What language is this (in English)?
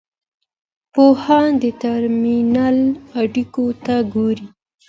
Pashto